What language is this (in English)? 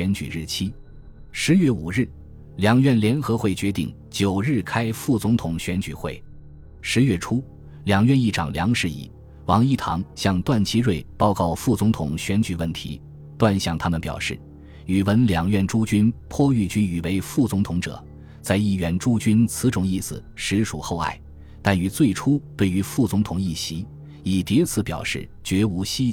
Chinese